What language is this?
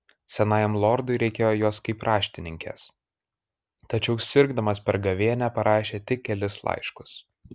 Lithuanian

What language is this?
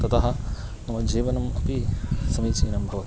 Sanskrit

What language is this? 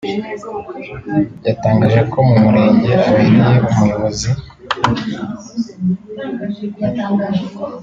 Kinyarwanda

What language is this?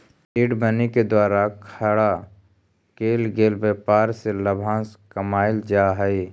Magahi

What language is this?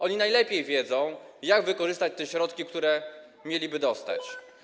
Polish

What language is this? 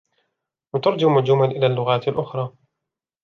Arabic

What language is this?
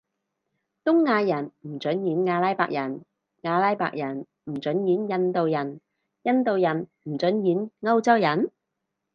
Cantonese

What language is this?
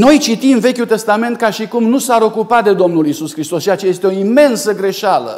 Romanian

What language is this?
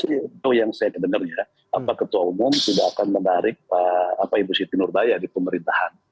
Indonesian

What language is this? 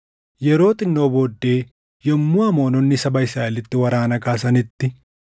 Oromo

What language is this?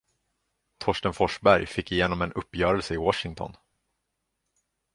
Swedish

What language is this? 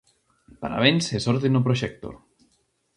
Galician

